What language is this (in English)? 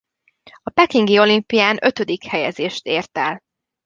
Hungarian